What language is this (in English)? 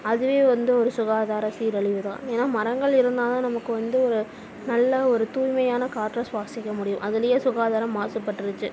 Tamil